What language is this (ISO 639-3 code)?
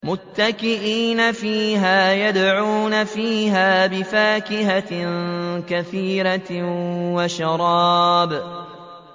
ara